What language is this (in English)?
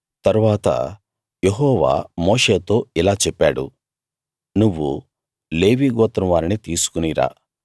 Telugu